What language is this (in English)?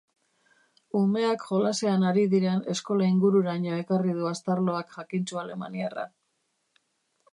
Basque